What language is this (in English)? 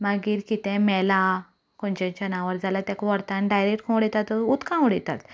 Konkani